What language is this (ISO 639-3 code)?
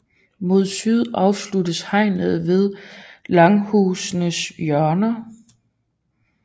dan